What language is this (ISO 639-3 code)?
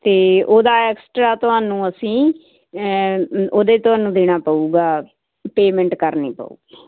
pan